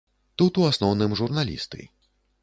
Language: Belarusian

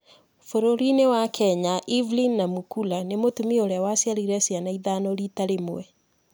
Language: Kikuyu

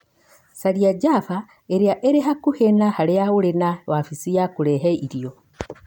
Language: Kikuyu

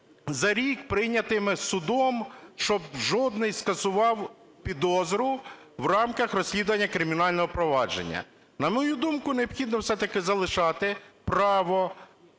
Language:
Ukrainian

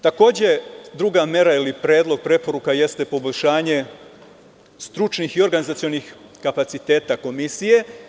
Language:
Serbian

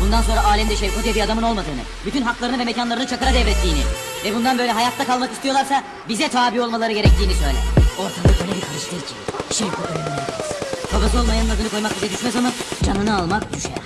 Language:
Turkish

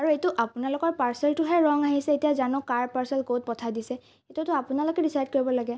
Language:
Assamese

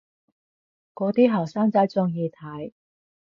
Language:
Cantonese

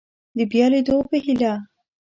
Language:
Pashto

